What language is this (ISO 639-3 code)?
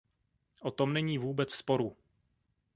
ces